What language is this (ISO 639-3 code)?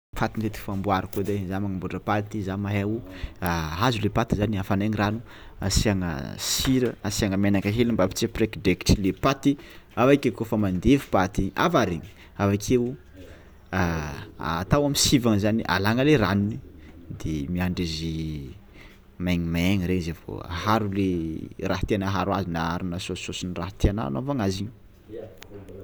xmw